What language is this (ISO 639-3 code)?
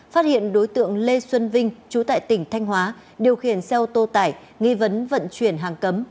vie